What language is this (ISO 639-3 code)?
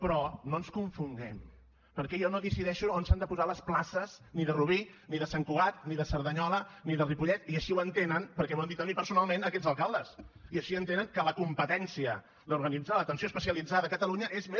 cat